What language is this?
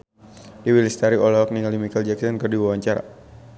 Sundanese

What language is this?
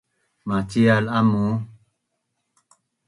Bunun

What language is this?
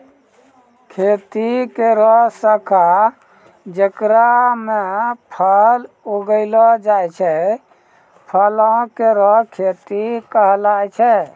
Maithili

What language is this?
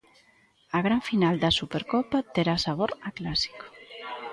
Galician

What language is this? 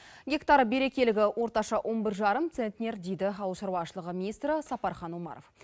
Kazakh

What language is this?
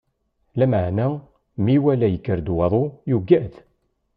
Kabyle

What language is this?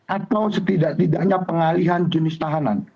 Indonesian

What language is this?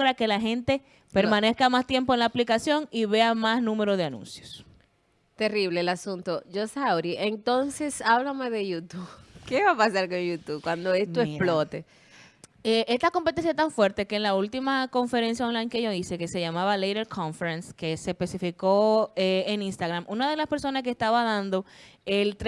Spanish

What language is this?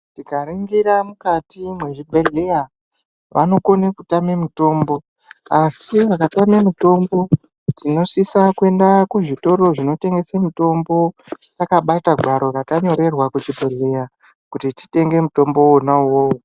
Ndau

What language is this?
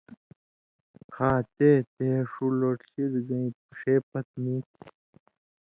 Indus Kohistani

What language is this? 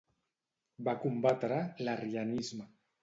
Catalan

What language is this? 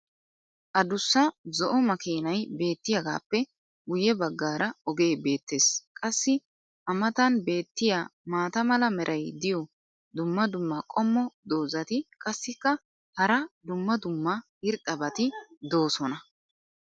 Wolaytta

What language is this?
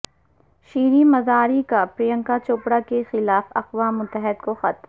Urdu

